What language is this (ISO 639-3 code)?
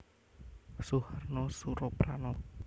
jav